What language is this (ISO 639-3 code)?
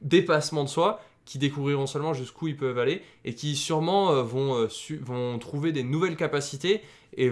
fra